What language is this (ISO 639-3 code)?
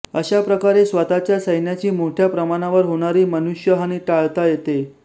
mar